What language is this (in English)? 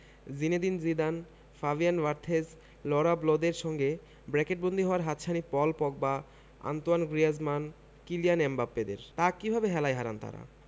Bangla